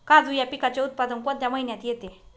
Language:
Marathi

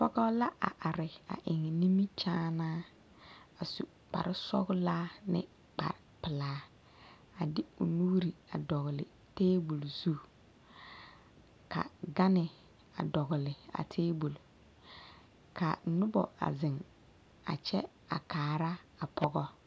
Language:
Southern Dagaare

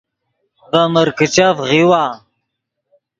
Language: Yidgha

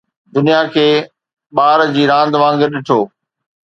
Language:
Sindhi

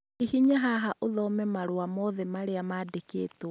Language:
Kikuyu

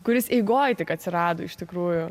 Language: Lithuanian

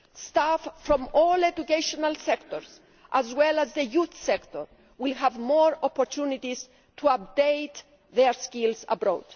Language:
English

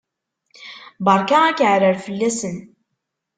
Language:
Kabyle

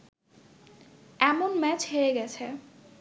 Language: Bangla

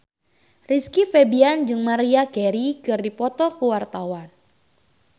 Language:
Sundanese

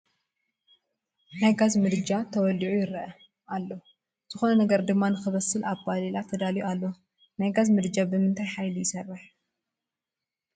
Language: Tigrinya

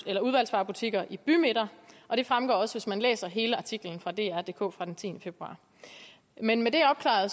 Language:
Danish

